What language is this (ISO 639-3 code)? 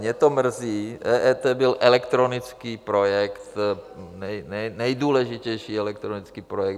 ces